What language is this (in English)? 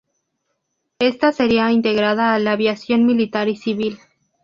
Spanish